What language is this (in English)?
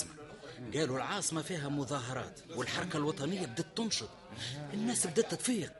Arabic